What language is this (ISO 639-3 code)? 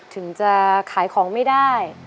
tha